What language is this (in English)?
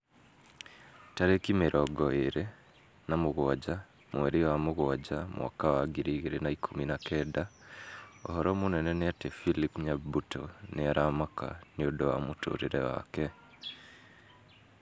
Kikuyu